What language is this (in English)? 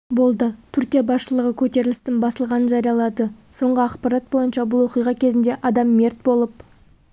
Kazakh